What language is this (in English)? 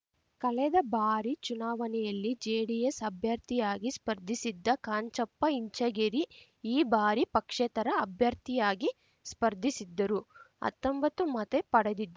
Kannada